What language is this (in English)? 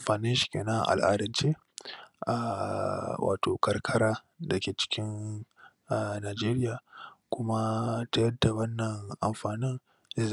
Hausa